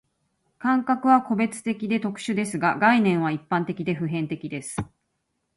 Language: Japanese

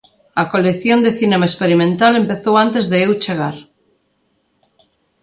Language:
Galician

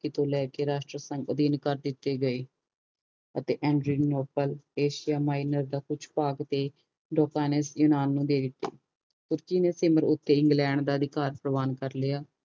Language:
Punjabi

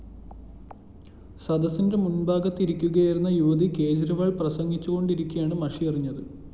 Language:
Malayalam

